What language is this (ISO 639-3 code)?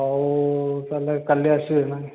ori